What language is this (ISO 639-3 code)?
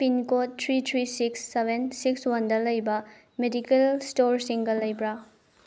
mni